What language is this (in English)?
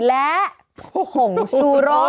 Thai